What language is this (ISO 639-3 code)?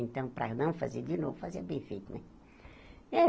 por